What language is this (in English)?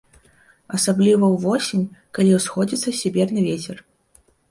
Belarusian